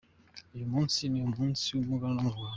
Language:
Kinyarwanda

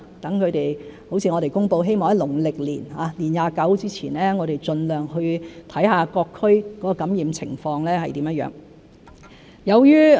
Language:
Cantonese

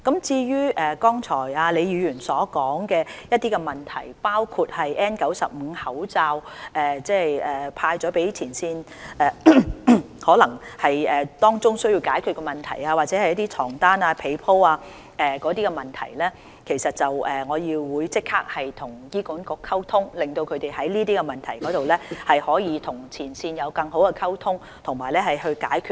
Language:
Cantonese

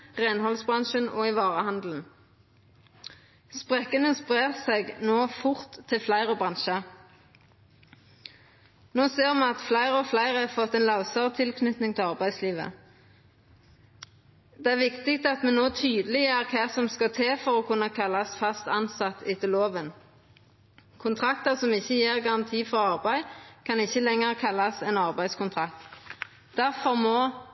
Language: Norwegian Nynorsk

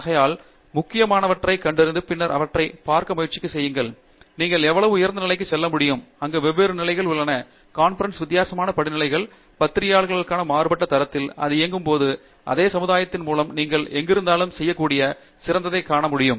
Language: Tamil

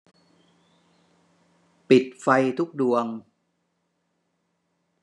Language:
Thai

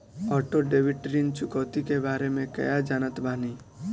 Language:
Bhojpuri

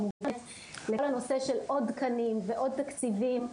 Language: Hebrew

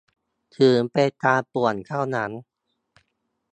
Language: Thai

